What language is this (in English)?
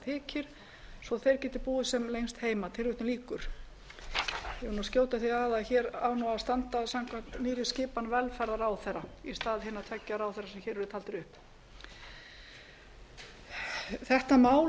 Icelandic